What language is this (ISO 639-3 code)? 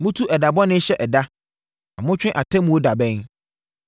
aka